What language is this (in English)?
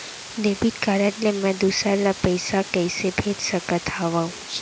Chhattisgarhi